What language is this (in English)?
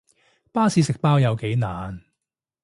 Cantonese